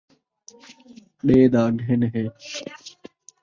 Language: Saraiki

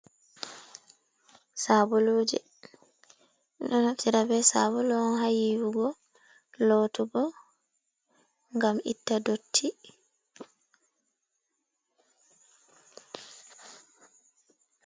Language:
Fula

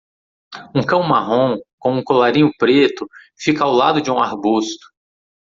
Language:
Portuguese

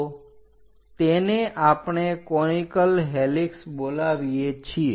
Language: Gujarati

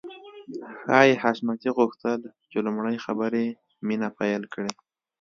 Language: Pashto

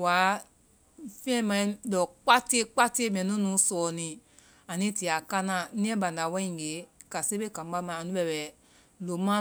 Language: Vai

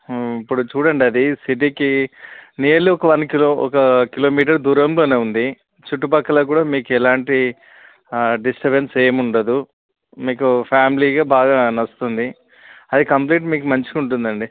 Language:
Telugu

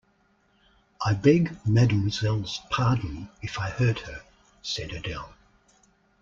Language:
English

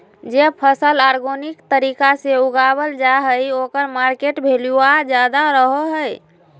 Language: Magahi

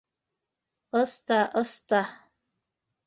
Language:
Bashkir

